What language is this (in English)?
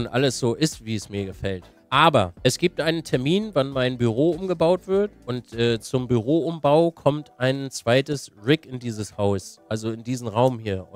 German